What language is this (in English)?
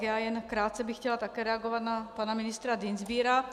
Czech